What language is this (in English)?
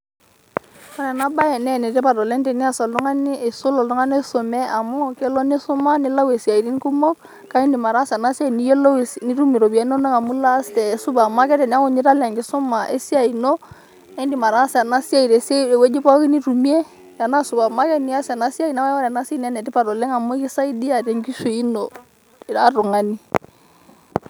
Masai